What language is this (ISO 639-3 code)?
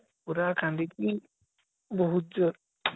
ori